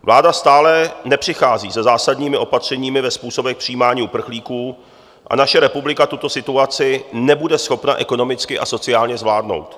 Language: Czech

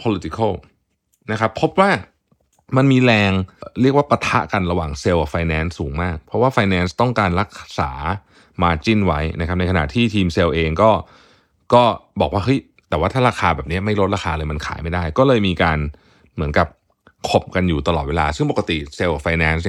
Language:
Thai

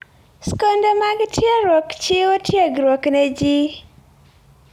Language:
Luo (Kenya and Tanzania)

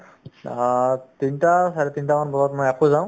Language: Assamese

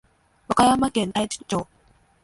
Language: Japanese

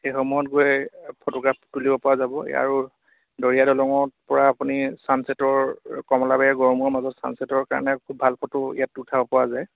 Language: Assamese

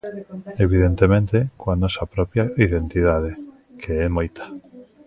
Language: Galician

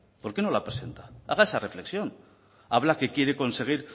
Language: Spanish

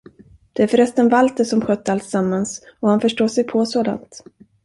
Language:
Swedish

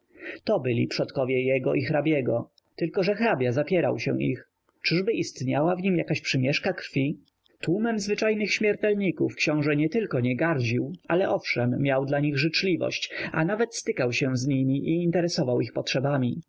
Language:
Polish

